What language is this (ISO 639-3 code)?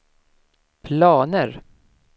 swe